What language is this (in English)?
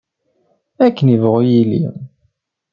Kabyle